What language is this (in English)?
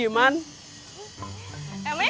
Indonesian